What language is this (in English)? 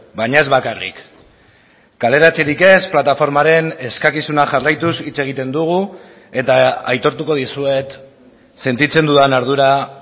Basque